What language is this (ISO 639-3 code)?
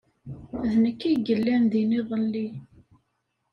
kab